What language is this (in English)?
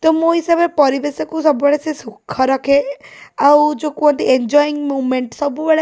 Odia